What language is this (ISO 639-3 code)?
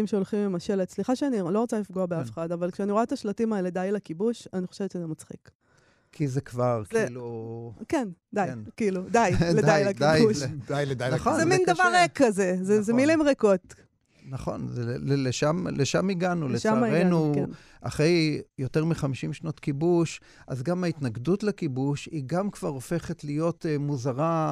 heb